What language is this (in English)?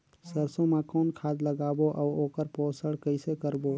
Chhattisgarhi